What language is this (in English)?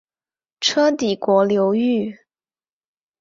Chinese